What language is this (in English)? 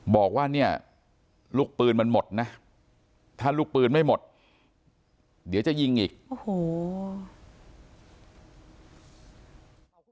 Thai